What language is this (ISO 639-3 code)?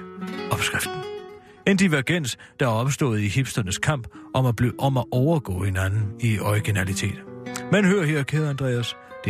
dan